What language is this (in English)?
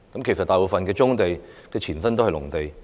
Cantonese